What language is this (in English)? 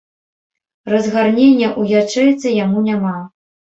Belarusian